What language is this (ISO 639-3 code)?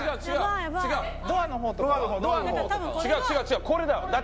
jpn